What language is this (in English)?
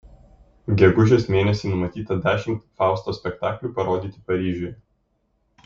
Lithuanian